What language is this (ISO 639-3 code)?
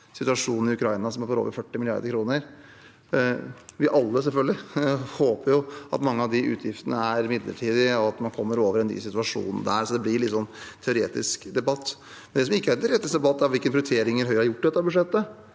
nor